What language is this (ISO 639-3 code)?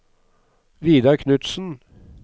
nor